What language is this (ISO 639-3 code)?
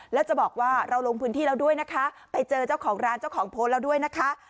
tha